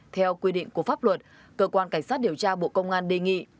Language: Vietnamese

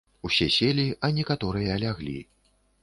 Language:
Belarusian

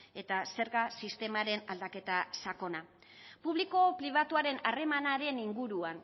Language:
Basque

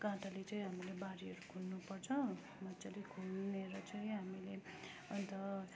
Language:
Nepali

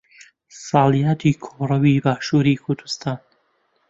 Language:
Central Kurdish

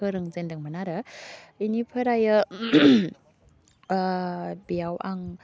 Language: Bodo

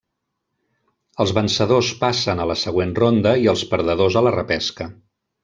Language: Catalan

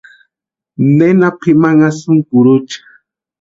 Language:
Western Highland Purepecha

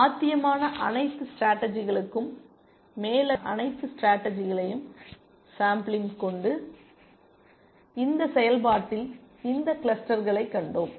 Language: Tamil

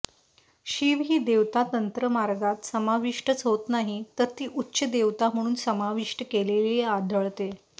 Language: Marathi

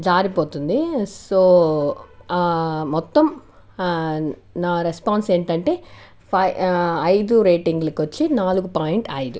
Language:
Telugu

